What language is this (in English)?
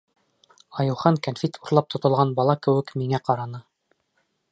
Bashkir